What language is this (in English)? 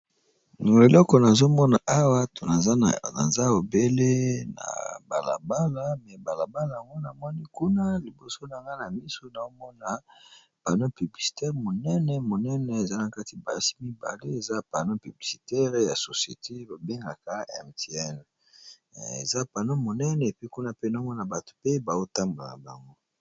Lingala